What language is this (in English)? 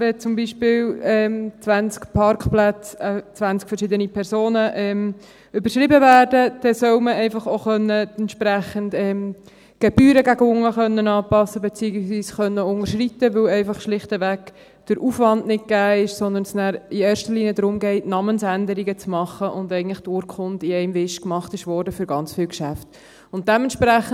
Swiss German